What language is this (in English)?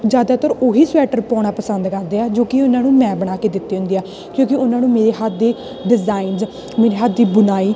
Punjabi